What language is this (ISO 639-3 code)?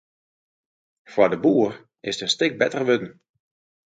fry